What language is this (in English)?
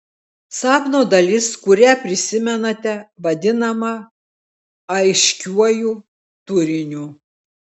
Lithuanian